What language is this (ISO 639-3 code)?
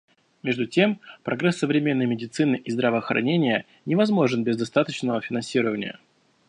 rus